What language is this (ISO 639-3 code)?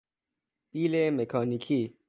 fas